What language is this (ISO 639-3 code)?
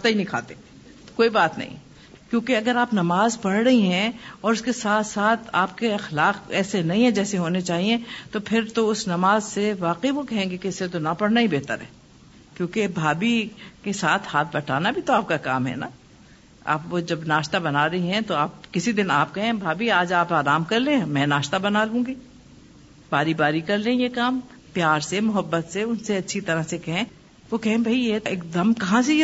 urd